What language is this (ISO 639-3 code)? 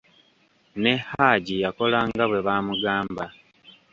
lug